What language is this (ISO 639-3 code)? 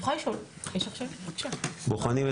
heb